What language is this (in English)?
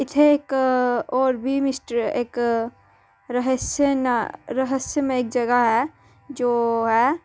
Dogri